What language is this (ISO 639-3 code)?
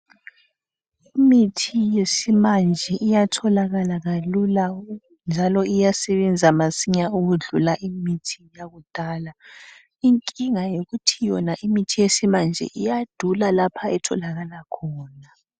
nde